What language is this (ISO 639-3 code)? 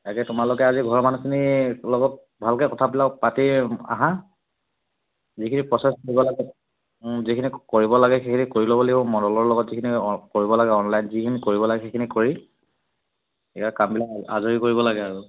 asm